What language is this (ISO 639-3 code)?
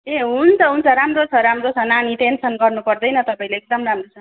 nep